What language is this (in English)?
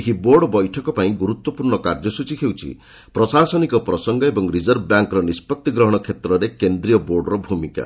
Odia